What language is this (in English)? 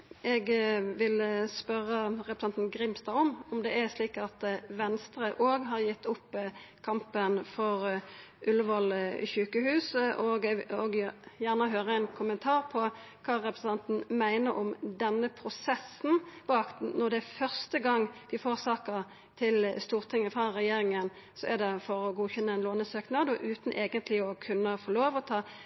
Norwegian Nynorsk